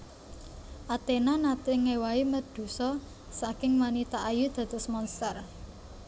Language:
Javanese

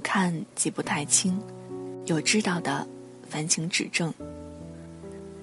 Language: Chinese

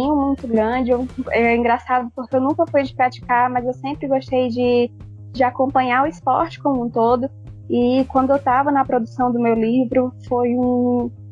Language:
Portuguese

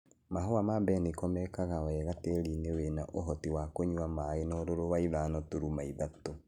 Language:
Kikuyu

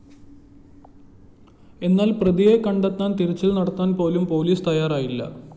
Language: Malayalam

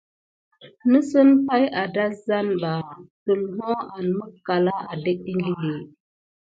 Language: Gidar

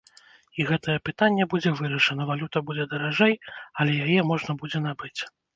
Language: Belarusian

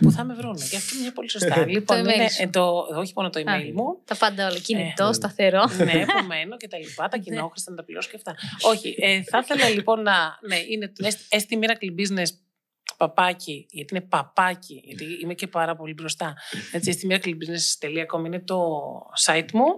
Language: Greek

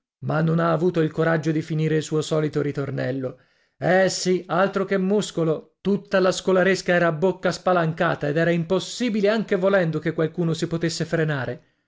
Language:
Italian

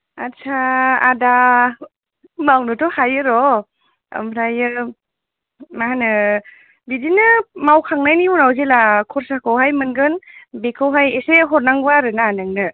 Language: Bodo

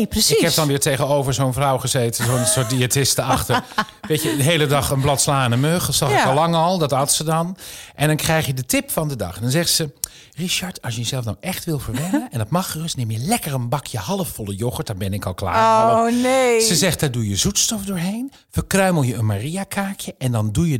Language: Dutch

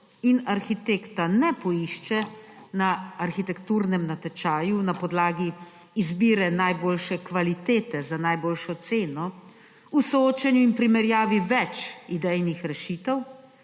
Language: Slovenian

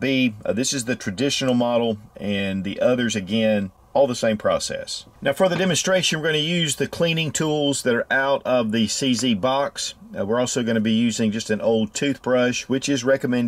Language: English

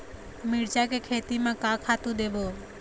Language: Chhattisgarhi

